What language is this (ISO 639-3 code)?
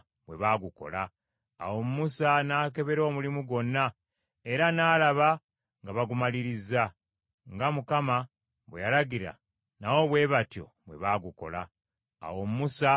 lug